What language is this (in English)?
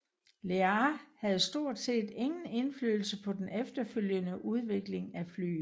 Danish